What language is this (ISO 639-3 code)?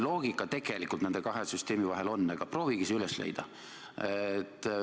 est